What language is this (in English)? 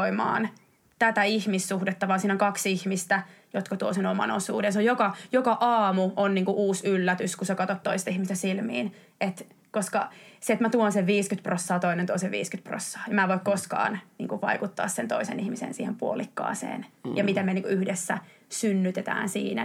Finnish